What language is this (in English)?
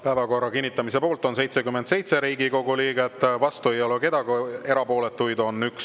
Estonian